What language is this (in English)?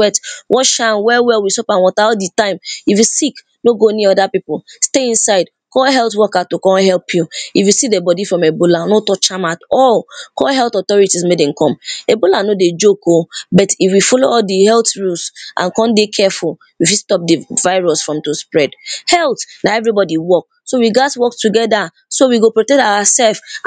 Nigerian Pidgin